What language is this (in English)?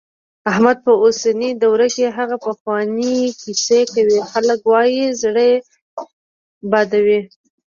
Pashto